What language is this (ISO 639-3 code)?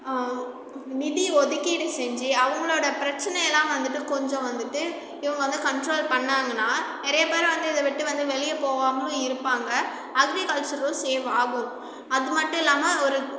tam